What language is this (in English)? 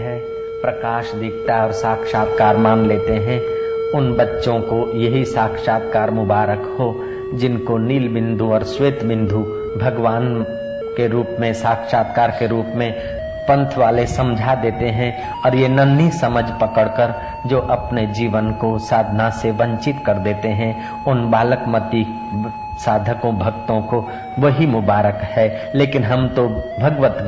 Hindi